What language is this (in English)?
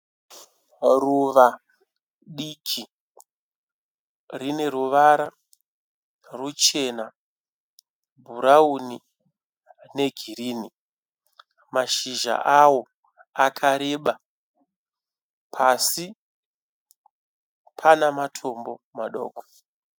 Shona